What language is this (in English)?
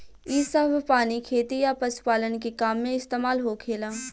Bhojpuri